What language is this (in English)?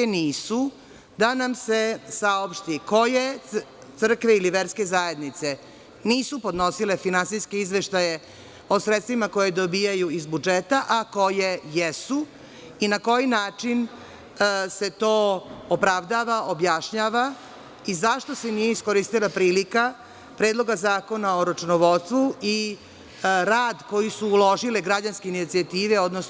Serbian